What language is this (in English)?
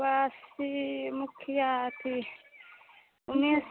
Maithili